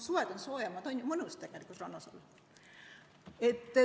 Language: Estonian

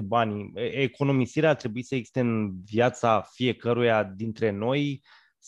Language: Romanian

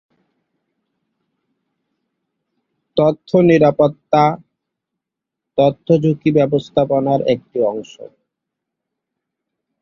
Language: Bangla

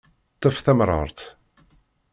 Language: Kabyle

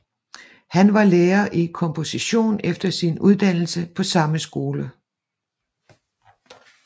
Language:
Danish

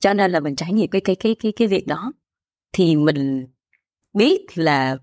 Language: Vietnamese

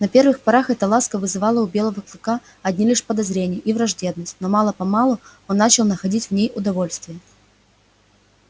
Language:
Russian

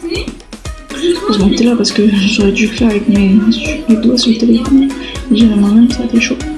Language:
French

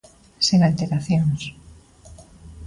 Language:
Galician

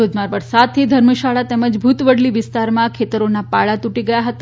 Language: Gujarati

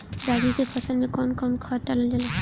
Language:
Bhojpuri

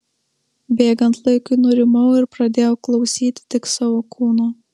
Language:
Lithuanian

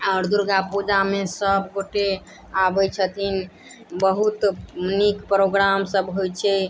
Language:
Maithili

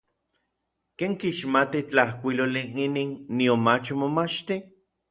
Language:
Orizaba Nahuatl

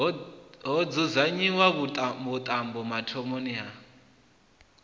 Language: Venda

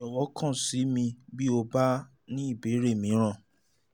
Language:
Yoruba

